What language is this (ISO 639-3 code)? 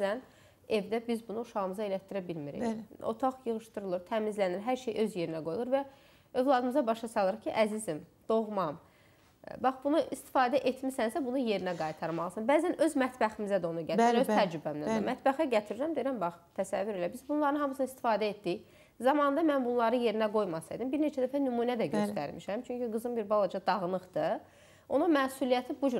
tur